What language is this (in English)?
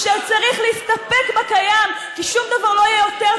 Hebrew